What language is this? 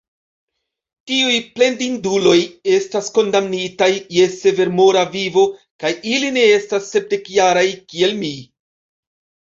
Esperanto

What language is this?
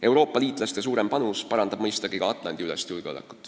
Estonian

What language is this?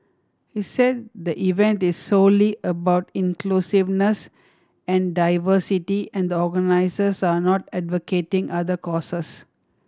English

